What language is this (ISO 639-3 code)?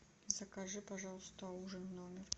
rus